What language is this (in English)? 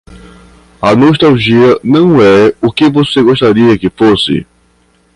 Portuguese